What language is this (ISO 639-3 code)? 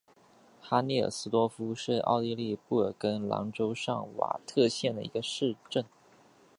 zho